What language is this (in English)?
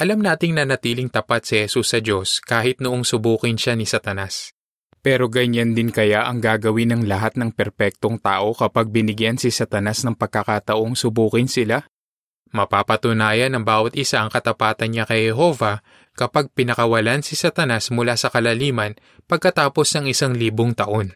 Filipino